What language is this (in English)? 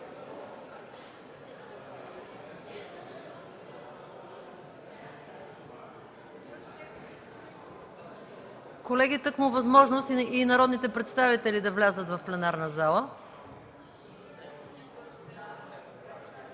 Bulgarian